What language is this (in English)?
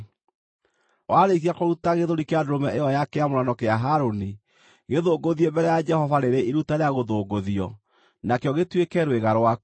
Kikuyu